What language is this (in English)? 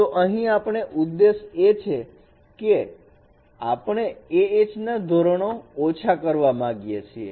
Gujarati